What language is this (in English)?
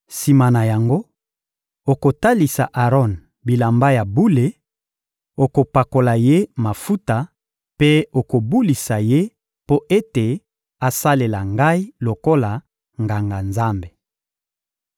Lingala